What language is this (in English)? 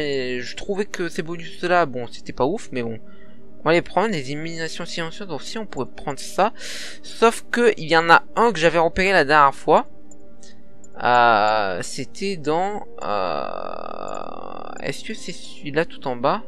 French